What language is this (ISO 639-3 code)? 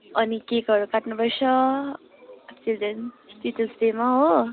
nep